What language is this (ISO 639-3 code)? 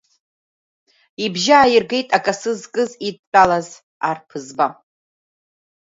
abk